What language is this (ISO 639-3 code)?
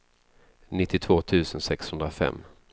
swe